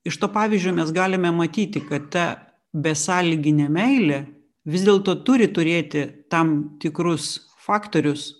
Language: Lithuanian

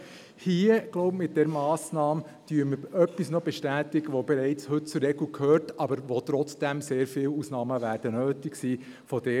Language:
Swiss German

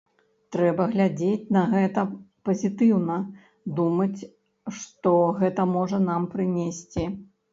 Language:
Belarusian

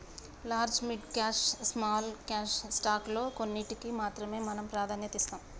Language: Telugu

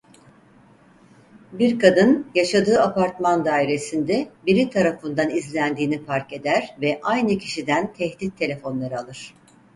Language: Turkish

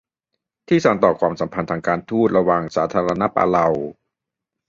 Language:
Thai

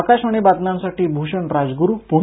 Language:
Marathi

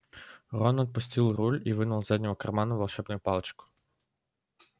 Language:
Russian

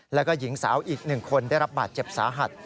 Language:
Thai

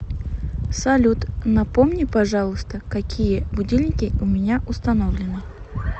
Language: Russian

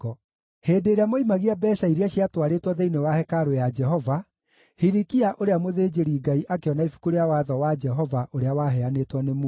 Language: Kikuyu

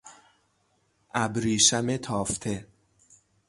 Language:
Persian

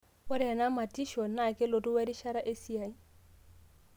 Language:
Masai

